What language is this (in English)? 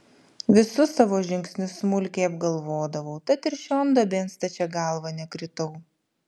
Lithuanian